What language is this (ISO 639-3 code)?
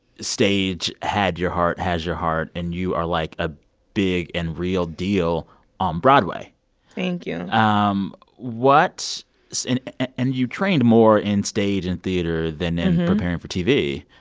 eng